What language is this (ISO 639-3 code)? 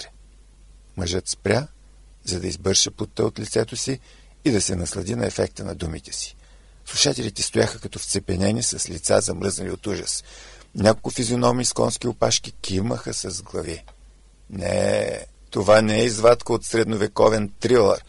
bul